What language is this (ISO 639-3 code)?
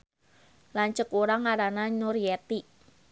sun